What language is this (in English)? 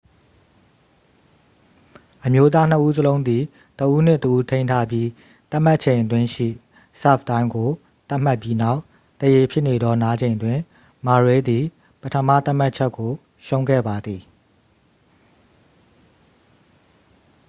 Burmese